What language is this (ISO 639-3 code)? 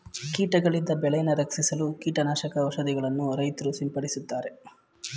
kan